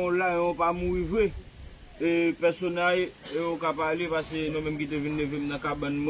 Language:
French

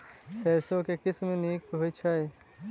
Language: Maithili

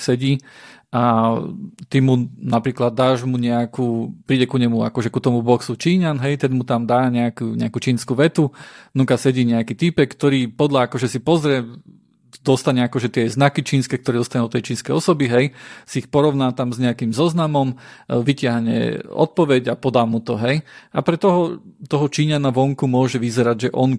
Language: Slovak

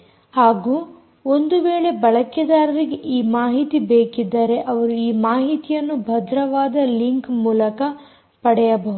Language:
Kannada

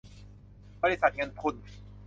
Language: Thai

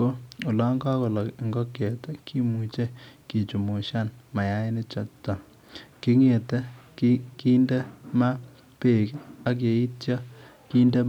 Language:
Kalenjin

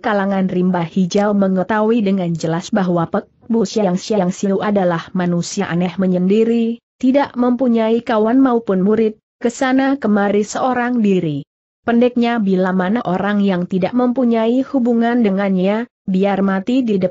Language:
Indonesian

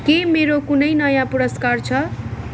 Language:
Nepali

